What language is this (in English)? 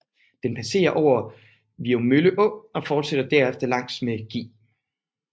Danish